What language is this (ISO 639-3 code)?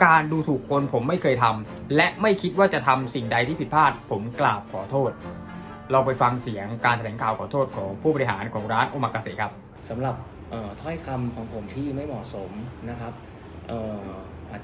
tha